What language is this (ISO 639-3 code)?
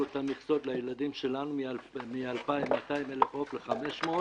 heb